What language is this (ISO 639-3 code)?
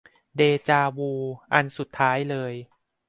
tha